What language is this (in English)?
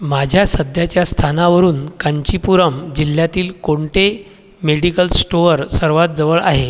Marathi